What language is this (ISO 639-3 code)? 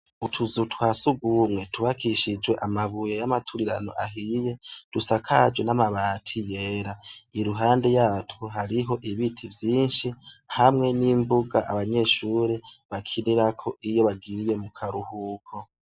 run